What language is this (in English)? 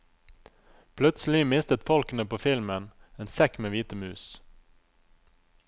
Norwegian